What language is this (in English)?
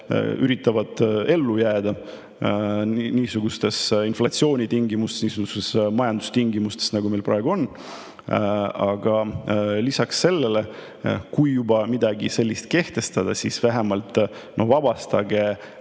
Estonian